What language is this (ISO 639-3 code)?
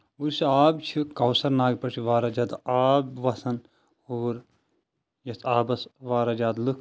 kas